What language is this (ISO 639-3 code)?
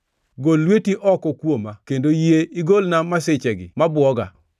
luo